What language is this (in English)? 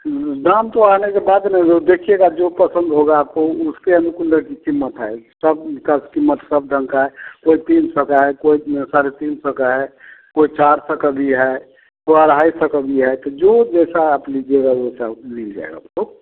Hindi